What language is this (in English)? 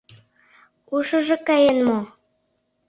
Mari